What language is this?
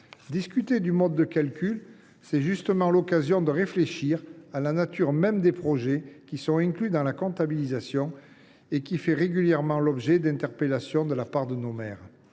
French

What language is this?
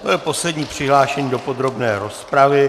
Czech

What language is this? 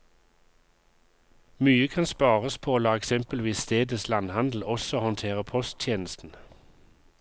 Norwegian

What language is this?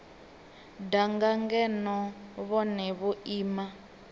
Venda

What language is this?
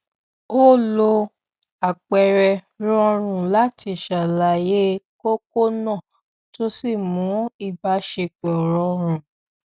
Yoruba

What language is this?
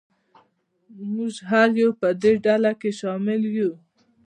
Pashto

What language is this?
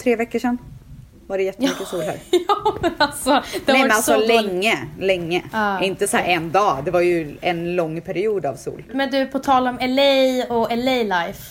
Swedish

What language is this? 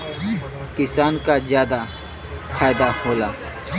Bhojpuri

